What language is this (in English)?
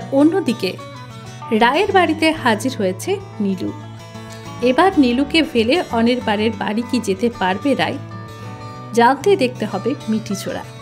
Bangla